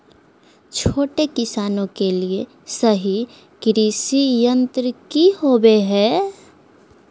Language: Magahi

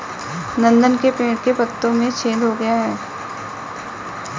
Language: Hindi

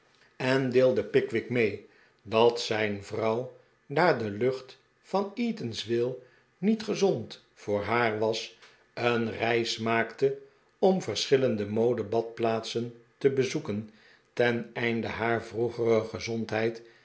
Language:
Dutch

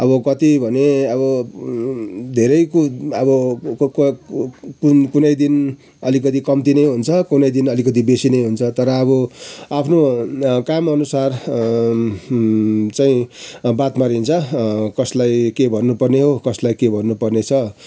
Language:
Nepali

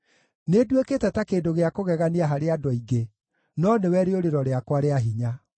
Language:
Kikuyu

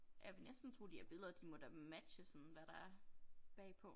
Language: Danish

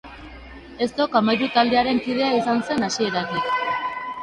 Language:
Basque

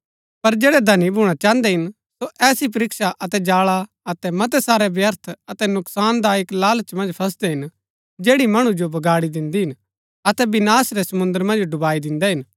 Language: Gaddi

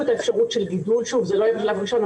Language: Hebrew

